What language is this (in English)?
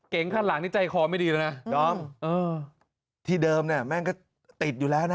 Thai